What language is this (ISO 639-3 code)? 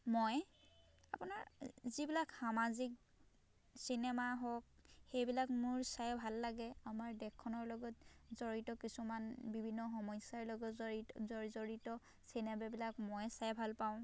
asm